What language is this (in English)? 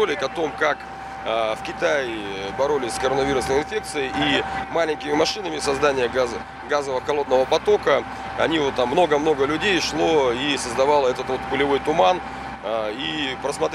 Russian